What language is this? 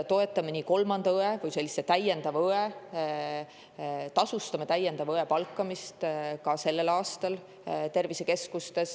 Estonian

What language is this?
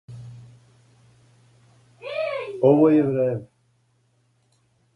Serbian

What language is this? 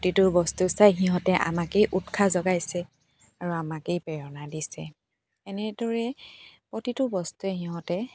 Assamese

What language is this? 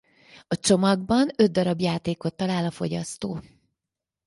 Hungarian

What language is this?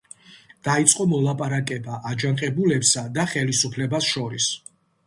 Georgian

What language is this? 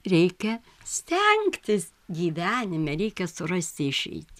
Lithuanian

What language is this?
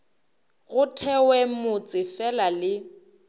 Northern Sotho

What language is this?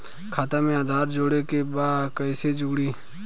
Bhojpuri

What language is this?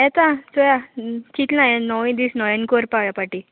Konkani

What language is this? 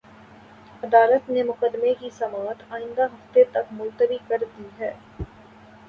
Urdu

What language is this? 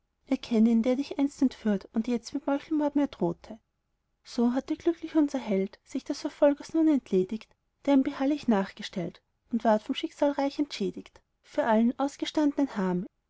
German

